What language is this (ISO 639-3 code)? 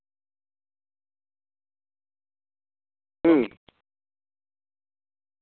sat